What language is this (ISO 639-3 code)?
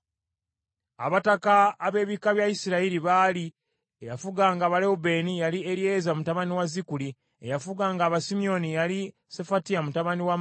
lug